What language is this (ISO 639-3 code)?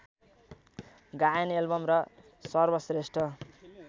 nep